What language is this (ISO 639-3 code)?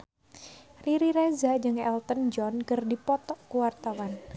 sun